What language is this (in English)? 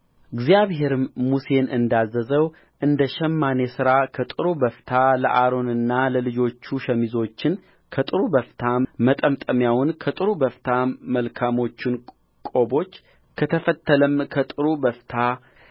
Amharic